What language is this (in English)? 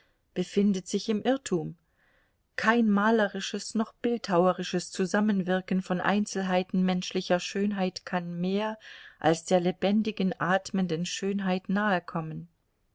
German